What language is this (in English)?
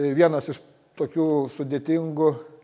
Lithuanian